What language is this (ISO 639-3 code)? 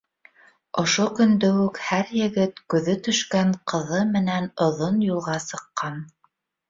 bak